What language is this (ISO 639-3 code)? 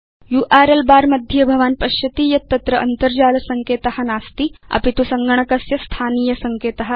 san